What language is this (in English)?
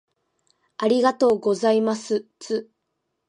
Japanese